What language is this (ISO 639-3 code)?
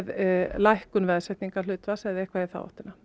isl